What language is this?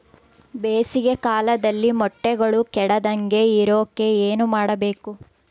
Kannada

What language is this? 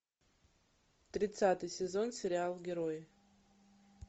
Russian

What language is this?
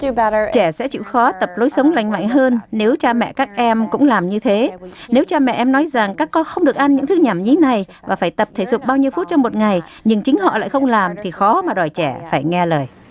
Vietnamese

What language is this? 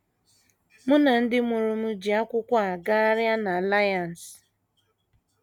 Igbo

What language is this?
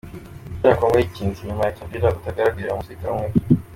Kinyarwanda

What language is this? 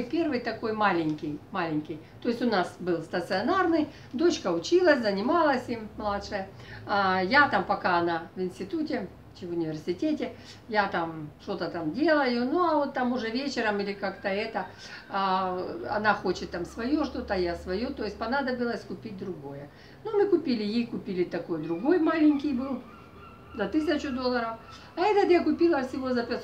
Russian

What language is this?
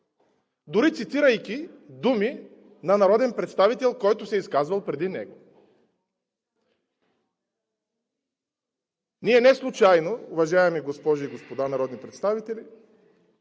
Bulgarian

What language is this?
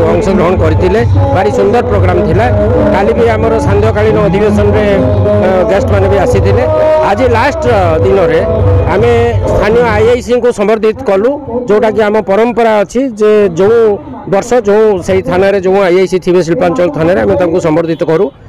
Hindi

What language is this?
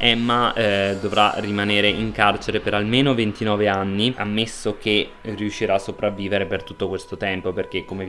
Italian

